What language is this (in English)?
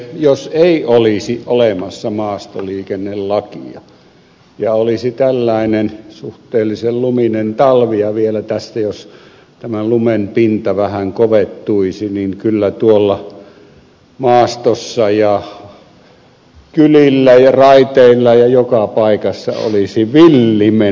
Finnish